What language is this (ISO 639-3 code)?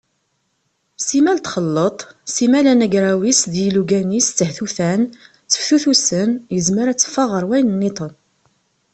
kab